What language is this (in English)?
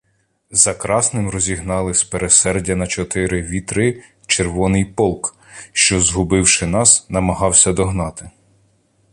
Ukrainian